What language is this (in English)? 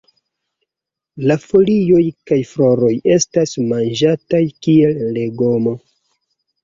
Esperanto